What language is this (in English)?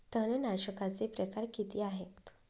Marathi